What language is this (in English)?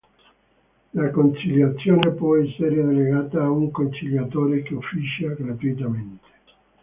Italian